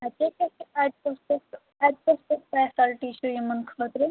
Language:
Kashmiri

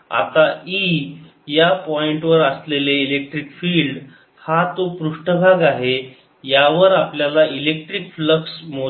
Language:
Marathi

